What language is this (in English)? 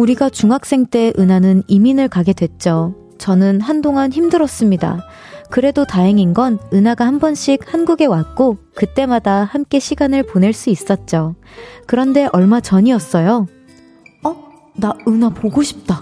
Korean